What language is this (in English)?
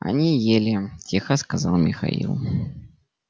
Russian